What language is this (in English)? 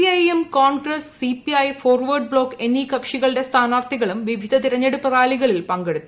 Malayalam